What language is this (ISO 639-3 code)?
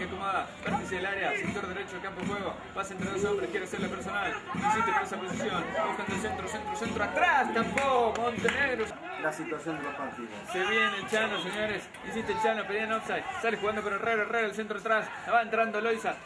spa